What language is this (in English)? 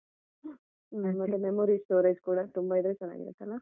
Kannada